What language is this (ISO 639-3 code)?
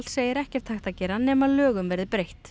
isl